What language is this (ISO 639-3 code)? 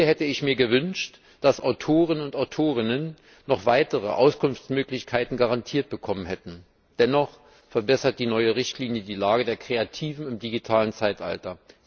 deu